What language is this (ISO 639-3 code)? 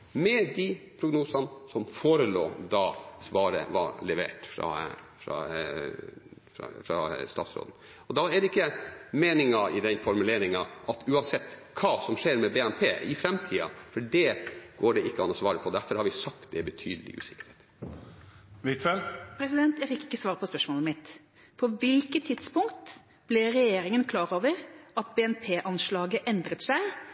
nob